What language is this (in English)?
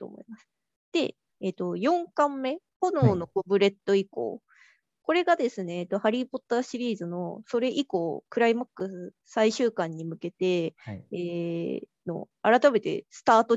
Japanese